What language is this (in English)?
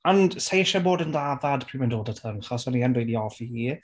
Welsh